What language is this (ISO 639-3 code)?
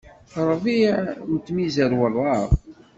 kab